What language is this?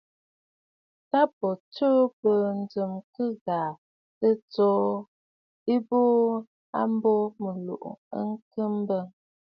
Bafut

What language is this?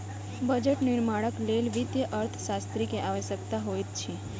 Maithili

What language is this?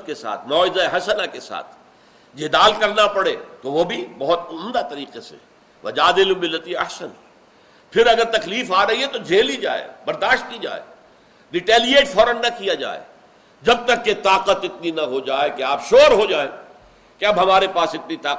Urdu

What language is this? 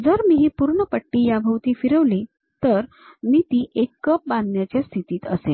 Marathi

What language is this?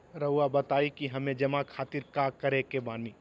Magahi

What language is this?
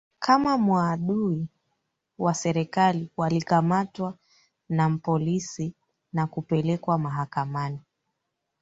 Swahili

